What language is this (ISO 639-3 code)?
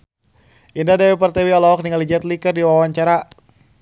sun